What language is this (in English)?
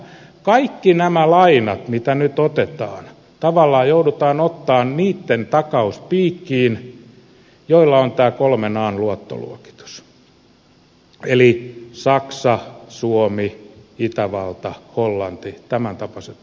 Finnish